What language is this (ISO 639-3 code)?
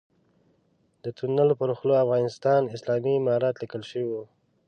pus